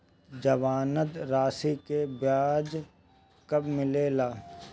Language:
Bhojpuri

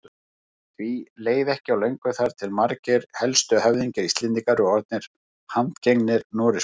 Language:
Icelandic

